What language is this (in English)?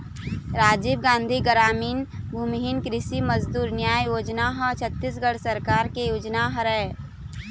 Chhattisgarhi